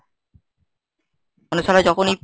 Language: Bangla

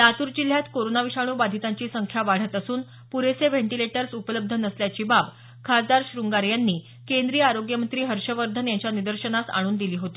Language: Marathi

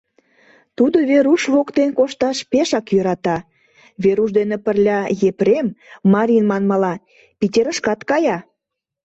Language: Mari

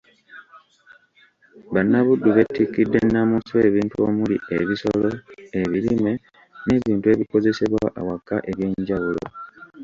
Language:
Ganda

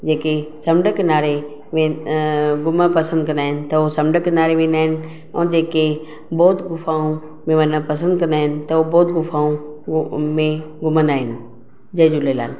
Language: Sindhi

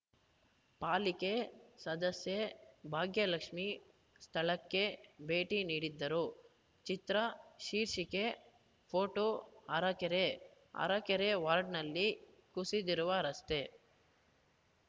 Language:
Kannada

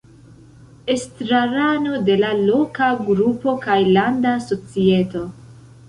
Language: Esperanto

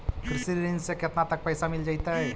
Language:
Magahi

